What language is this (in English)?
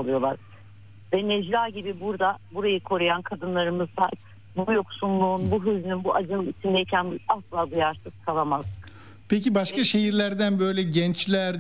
Turkish